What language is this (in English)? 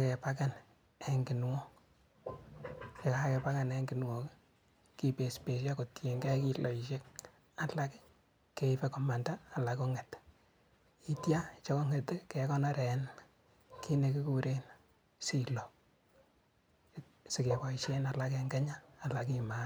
Kalenjin